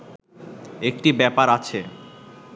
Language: Bangla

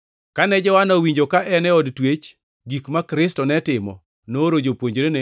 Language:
Luo (Kenya and Tanzania)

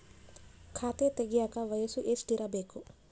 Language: Kannada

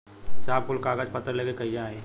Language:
Bhojpuri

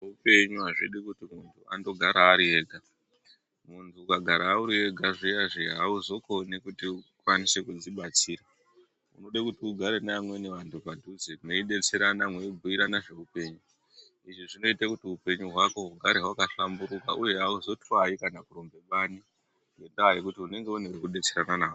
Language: Ndau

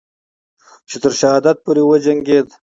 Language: Pashto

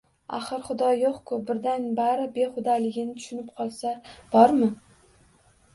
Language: Uzbek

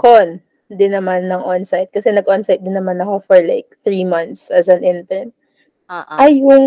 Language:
Filipino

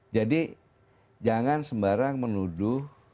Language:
Indonesian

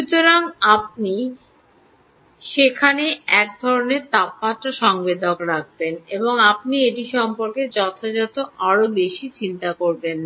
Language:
Bangla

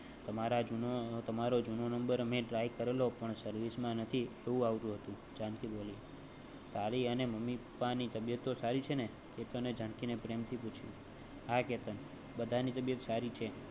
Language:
Gujarati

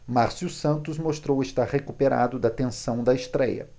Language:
Portuguese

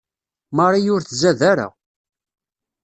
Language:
Kabyle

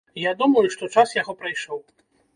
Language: Belarusian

